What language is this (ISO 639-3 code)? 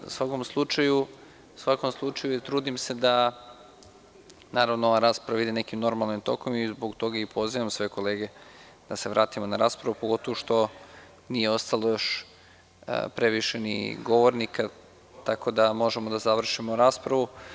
srp